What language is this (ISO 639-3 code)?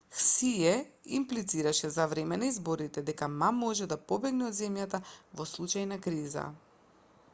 mkd